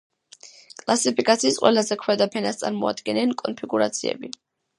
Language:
Georgian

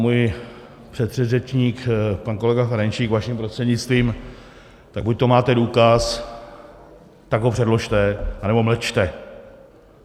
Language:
Czech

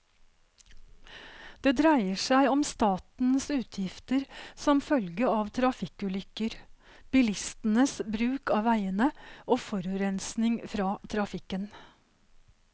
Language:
Norwegian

